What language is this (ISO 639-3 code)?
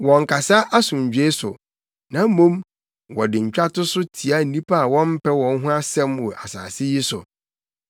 aka